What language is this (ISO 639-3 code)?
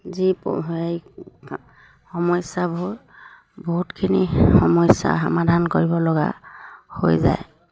asm